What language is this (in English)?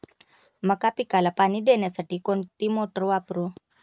Marathi